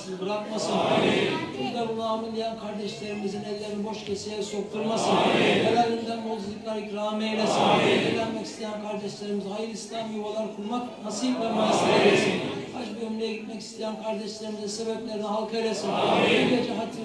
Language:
Turkish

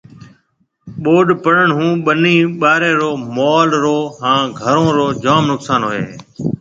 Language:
Marwari (Pakistan)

